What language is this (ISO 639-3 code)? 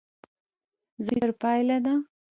pus